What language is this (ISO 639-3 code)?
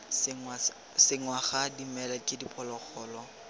tsn